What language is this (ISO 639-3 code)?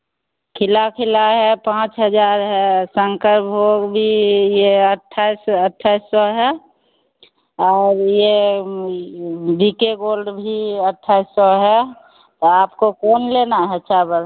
hin